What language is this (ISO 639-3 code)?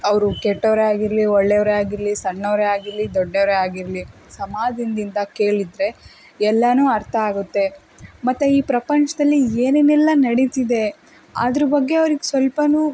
kan